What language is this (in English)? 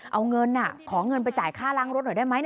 Thai